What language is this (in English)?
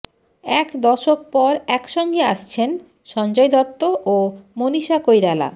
Bangla